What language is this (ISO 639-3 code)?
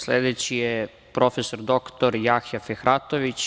srp